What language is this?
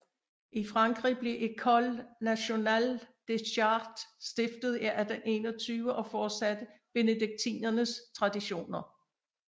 Danish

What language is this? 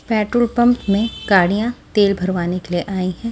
Hindi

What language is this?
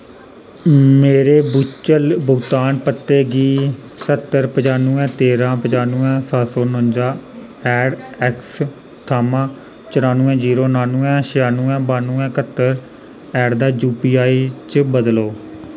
Dogri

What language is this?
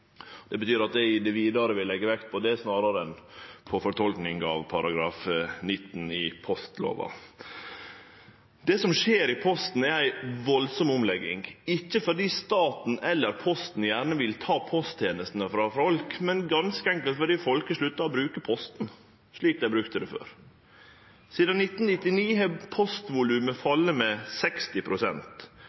Norwegian Nynorsk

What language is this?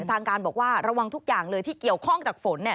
Thai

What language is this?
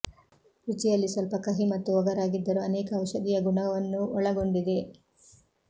Kannada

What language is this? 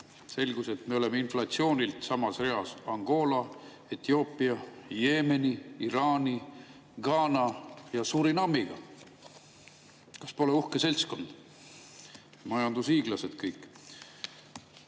Estonian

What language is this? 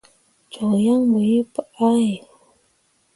Mundang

